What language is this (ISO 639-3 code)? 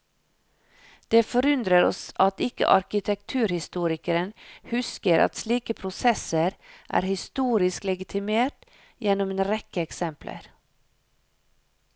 nor